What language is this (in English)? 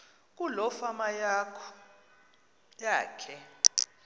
Xhosa